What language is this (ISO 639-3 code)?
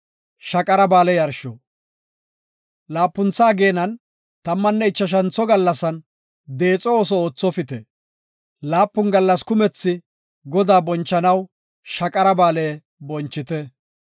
gof